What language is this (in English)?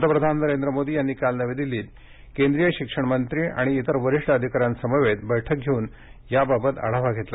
Marathi